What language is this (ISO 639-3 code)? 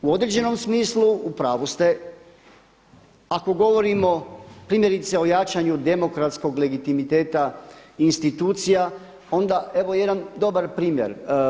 hrv